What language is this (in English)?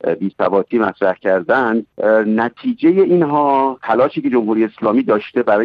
Persian